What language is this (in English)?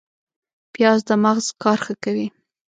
Pashto